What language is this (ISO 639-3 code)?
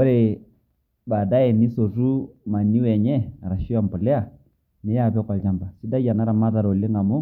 mas